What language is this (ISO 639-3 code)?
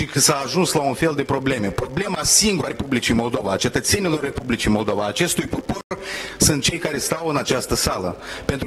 ron